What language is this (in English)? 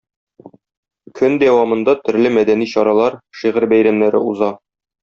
Tatar